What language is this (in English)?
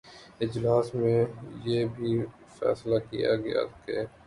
Urdu